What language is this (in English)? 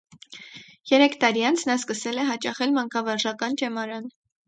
Armenian